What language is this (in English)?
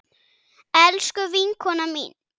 Icelandic